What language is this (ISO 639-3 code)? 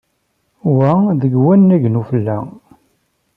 kab